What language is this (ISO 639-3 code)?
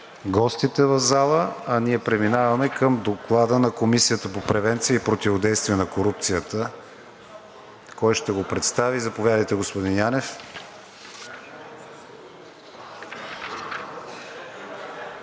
bul